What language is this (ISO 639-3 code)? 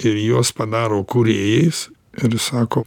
lit